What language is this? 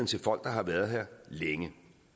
Danish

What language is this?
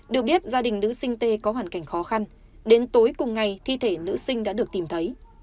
Vietnamese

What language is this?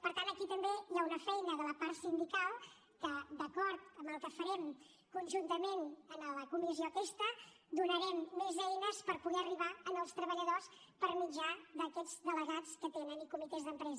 Catalan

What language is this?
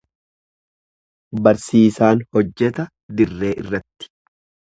Oromo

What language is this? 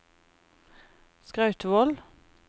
Norwegian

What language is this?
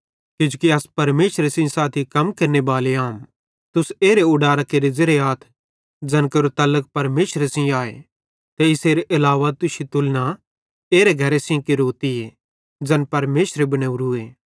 Bhadrawahi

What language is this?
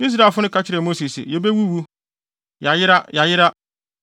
Akan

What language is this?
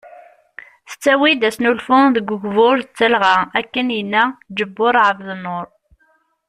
Kabyle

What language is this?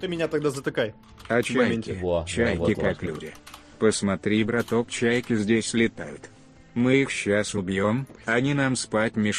Russian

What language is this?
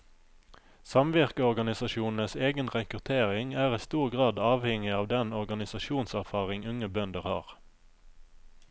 Norwegian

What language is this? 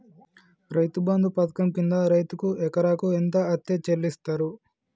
Telugu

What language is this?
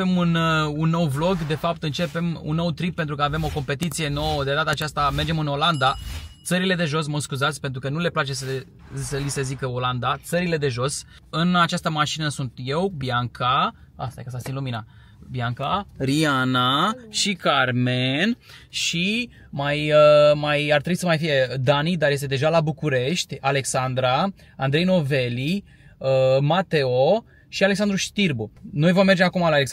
Romanian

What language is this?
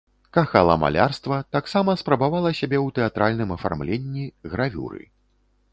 Belarusian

